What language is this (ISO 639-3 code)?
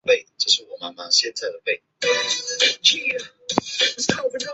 zho